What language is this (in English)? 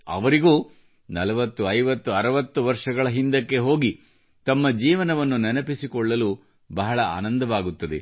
Kannada